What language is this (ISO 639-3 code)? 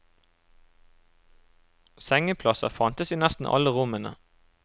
nor